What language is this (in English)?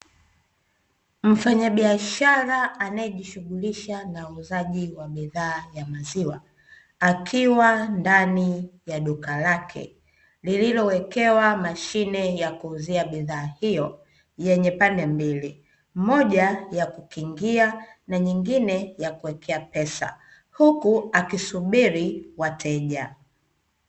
Swahili